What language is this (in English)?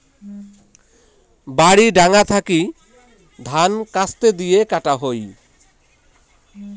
Bangla